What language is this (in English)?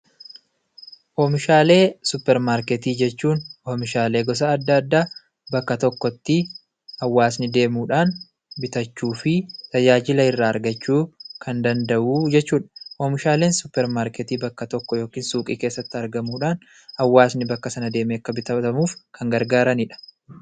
Oromo